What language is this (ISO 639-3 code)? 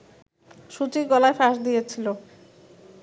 ben